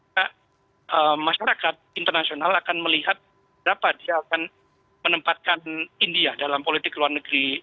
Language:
Indonesian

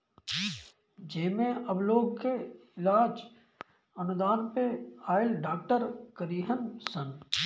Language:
Bhojpuri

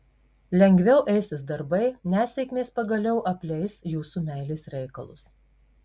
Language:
Lithuanian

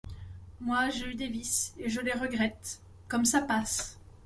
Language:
French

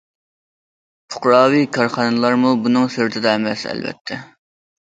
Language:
Uyghur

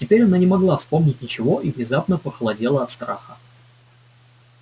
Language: Russian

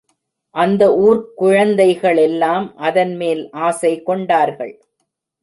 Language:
Tamil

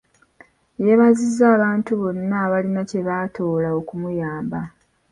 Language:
Ganda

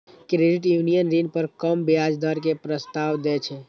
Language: Maithili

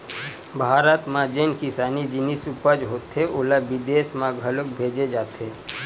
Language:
Chhattisgarhi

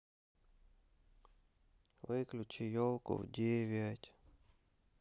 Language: Russian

